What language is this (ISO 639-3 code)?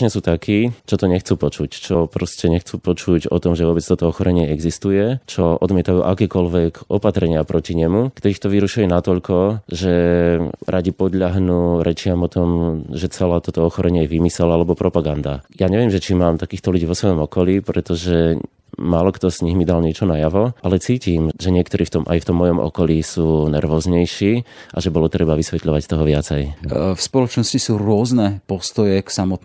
slk